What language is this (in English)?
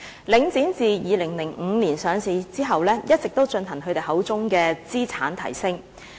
Cantonese